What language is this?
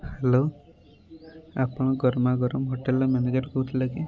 Odia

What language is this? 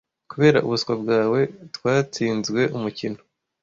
Kinyarwanda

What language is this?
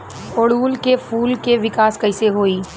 Bhojpuri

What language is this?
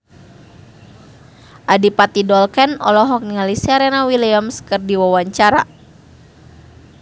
Sundanese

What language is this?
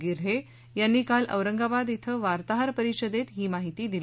Marathi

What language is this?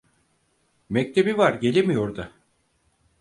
Turkish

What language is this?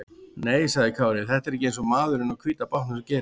Icelandic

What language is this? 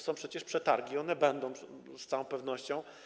Polish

